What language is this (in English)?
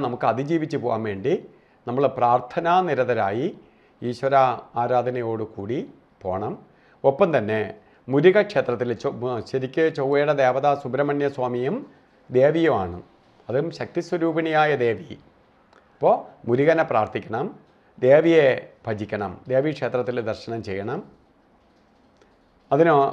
Malayalam